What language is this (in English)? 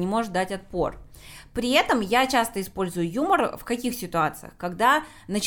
Russian